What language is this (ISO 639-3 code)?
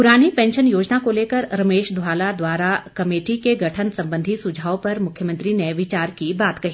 hin